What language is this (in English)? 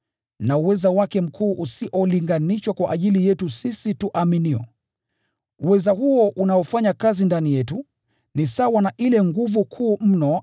Swahili